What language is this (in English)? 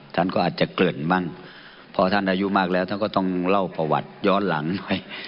Thai